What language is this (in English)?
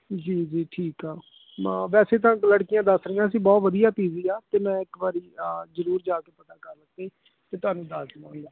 Punjabi